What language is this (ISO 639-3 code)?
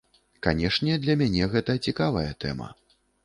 bel